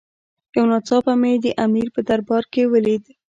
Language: Pashto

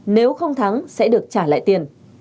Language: Vietnamese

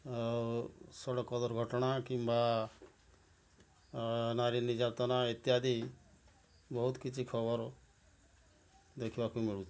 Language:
Odia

